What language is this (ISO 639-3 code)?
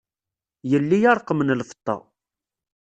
kab